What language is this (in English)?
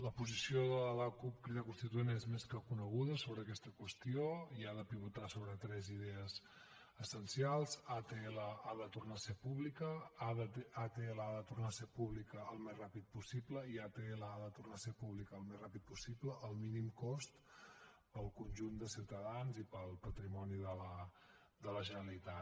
Catalan